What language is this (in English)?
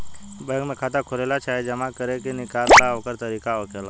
Bhojpuri